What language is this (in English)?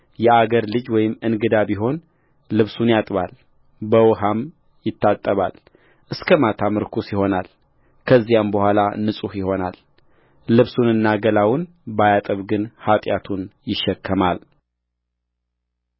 Amharic